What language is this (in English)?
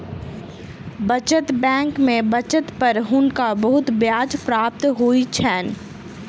Maithili